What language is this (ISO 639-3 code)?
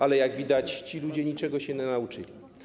pol